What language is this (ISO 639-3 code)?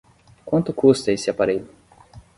por